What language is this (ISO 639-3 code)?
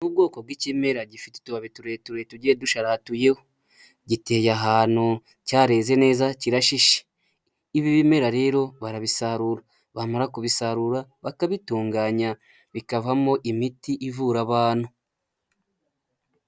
kin